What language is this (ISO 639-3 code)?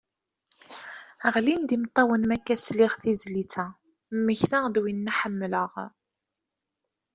kab